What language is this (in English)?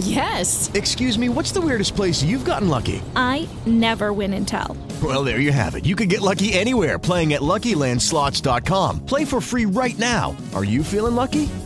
Italian